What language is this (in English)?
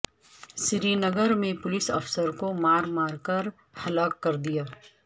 Urdu